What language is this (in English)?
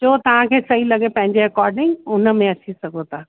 Sindhi